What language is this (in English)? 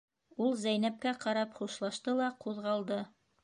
Bashkir